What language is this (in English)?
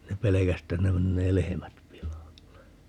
Finnish